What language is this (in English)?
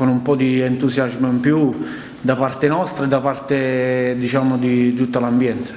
Italian